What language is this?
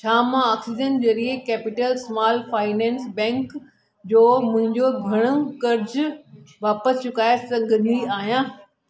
Sindhi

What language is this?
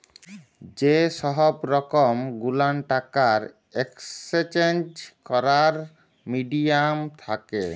Bangla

